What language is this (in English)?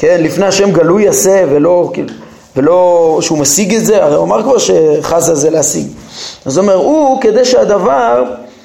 Hebrew